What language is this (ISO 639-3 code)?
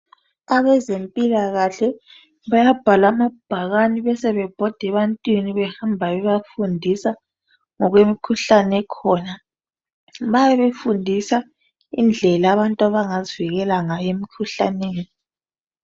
nde